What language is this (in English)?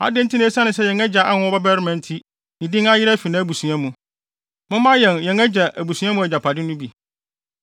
Akan